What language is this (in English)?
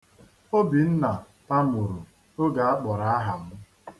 Igbo